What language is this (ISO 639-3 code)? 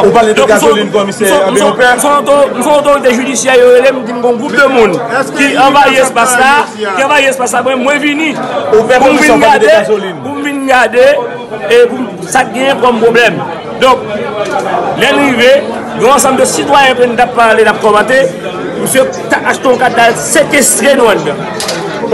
fra